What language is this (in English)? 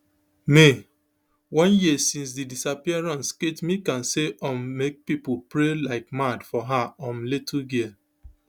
Nigerian Pidgin